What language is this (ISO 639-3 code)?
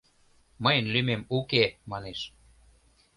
chm